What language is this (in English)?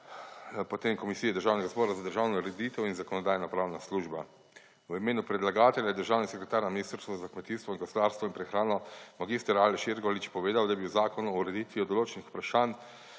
Slovenian